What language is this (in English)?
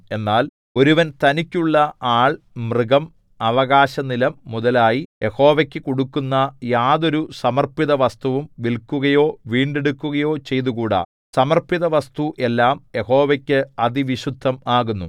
Malayalam